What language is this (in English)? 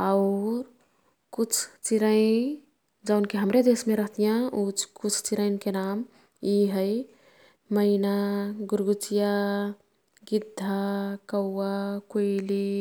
Kathoriya Tharu